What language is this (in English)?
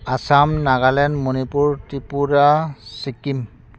Bodo